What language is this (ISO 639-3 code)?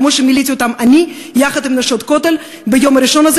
heb